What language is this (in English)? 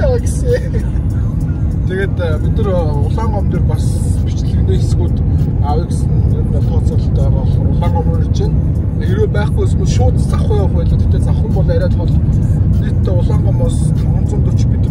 Turkish